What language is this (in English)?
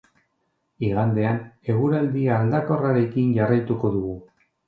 Basque